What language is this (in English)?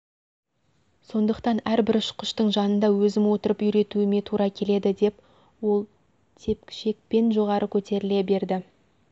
Kazakh